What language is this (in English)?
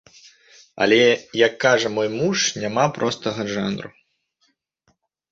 Belarusian